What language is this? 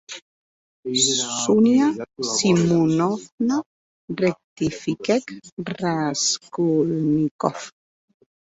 Occitan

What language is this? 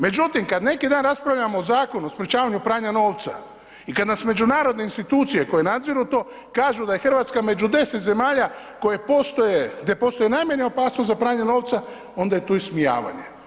Croatian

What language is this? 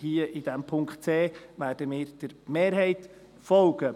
Swiss German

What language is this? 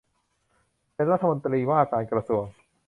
Thai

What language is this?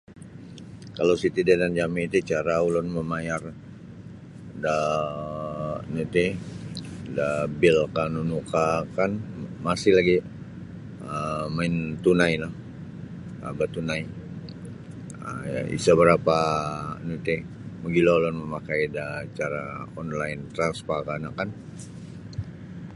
Sabah Bisaya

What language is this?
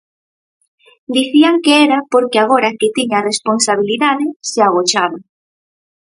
Galician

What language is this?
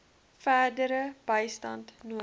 Afrikaans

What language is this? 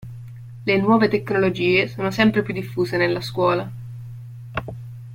Italian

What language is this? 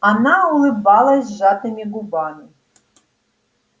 Russian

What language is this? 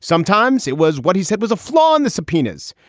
English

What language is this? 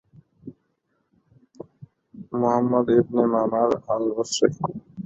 Bangla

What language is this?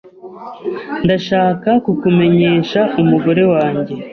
Kinyarwanda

